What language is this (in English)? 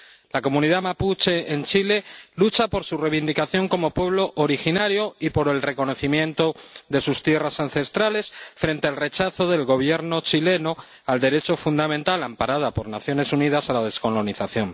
Spanish